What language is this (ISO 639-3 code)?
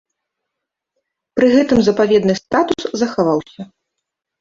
bel